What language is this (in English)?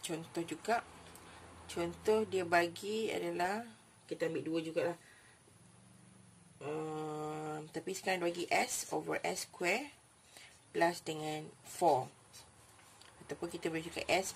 Malay